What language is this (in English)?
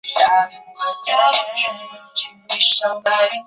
Chinese